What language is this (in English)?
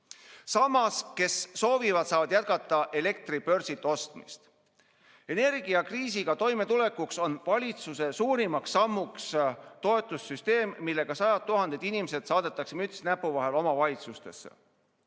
Estonian